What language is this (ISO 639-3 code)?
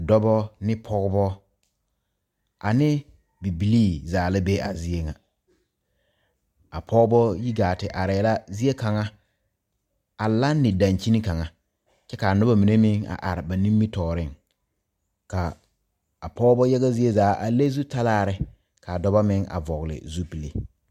dga